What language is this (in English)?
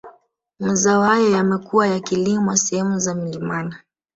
Swahili